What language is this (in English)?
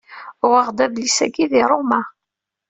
Kabyle